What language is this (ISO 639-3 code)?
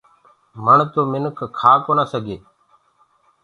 ggg